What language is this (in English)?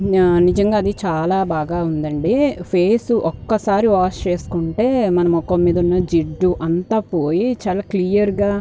Telugu